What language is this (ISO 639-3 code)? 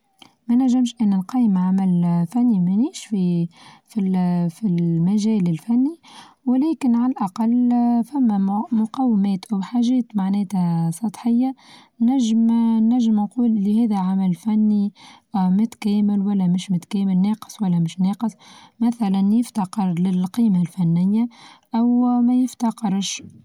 aeb